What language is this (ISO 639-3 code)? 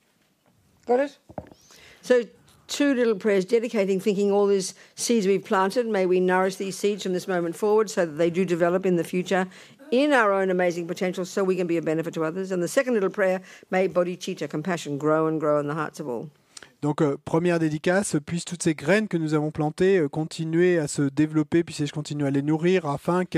fra